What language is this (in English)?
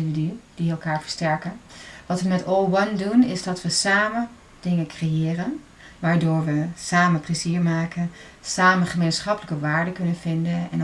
Dutch